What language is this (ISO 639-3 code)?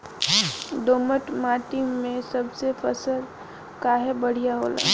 bho